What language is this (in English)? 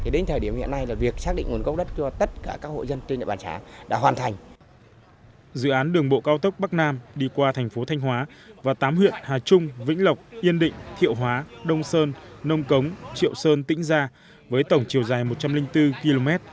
Vietnamese